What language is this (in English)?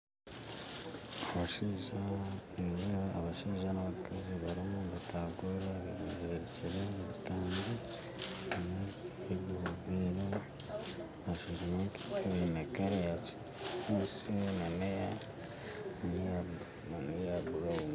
Nyankole